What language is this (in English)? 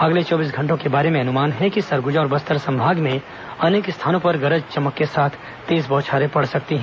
Hindi